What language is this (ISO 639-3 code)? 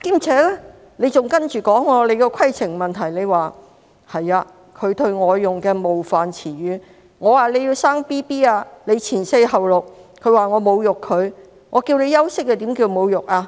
yue